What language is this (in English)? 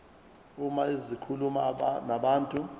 Zulu